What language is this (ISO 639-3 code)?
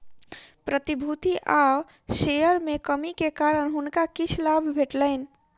mai